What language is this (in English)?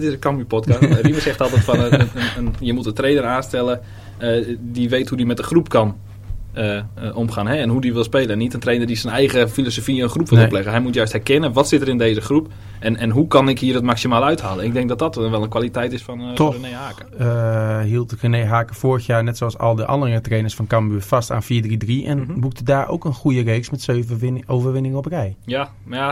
Dutch